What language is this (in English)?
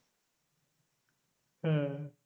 Bangla